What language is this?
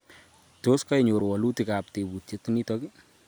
Kalenjin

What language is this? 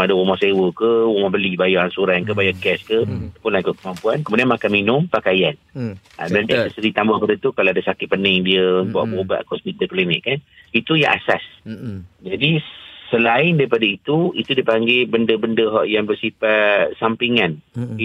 Malay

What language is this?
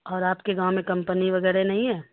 Urdu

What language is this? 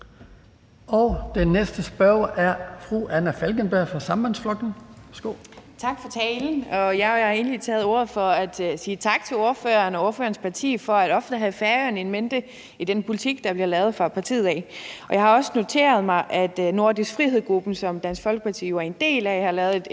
Danish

